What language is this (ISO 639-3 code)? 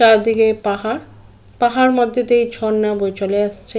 ben